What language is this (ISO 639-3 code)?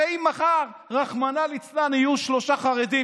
heb